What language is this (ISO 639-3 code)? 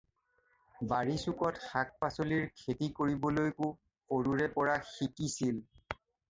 asm